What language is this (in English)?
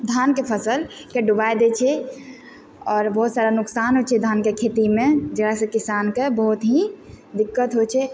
Maithili